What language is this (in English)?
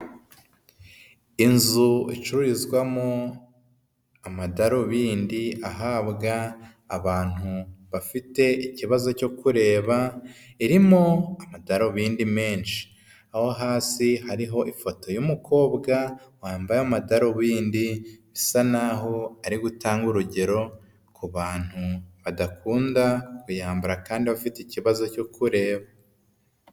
Kinyarwanda